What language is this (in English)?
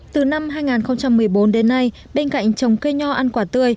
Vietnamese